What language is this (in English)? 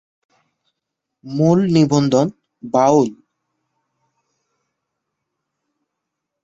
Bangla